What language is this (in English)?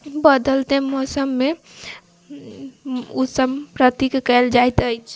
Maithili